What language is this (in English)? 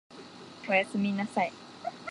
Japanese